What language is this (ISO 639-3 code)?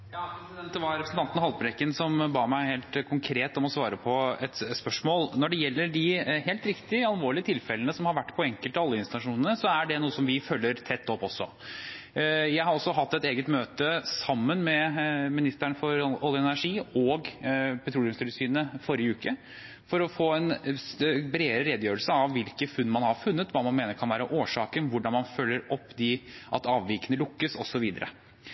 nob